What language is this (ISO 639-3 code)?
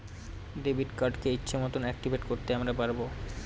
ben